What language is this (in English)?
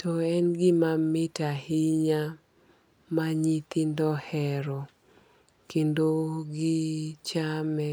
Luo (Kenya and Tanzania)